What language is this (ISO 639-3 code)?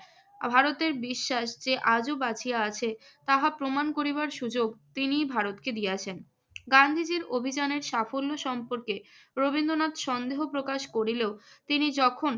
ben